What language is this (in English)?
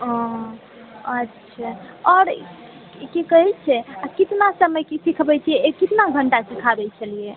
Maithili